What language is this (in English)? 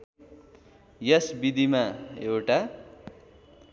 Nepali